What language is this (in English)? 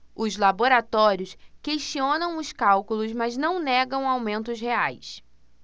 Portuguese